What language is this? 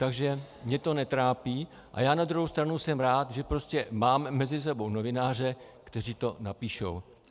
Czech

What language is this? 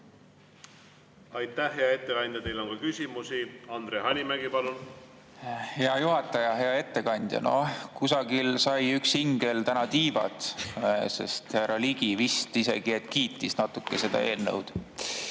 Estonian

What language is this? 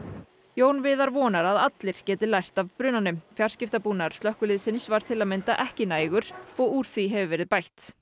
Icelandic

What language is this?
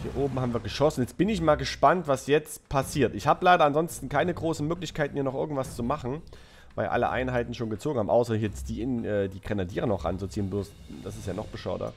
German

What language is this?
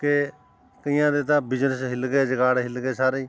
Punjabi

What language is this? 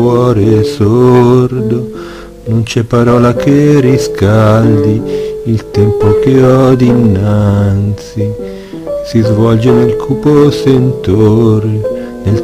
Romanian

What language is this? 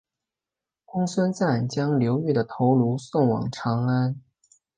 Chinese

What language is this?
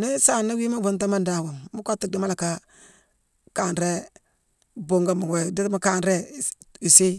Mansoanka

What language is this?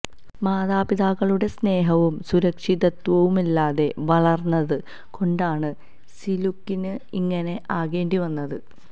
Malayalam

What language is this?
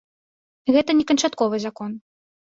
Belarusian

